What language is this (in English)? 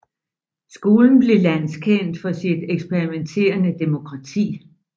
Danish